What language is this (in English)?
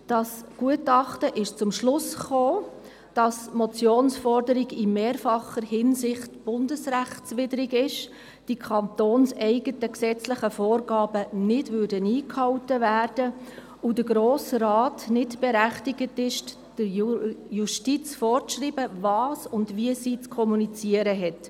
Swiss German